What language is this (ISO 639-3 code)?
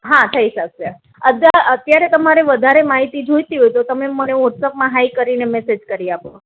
guj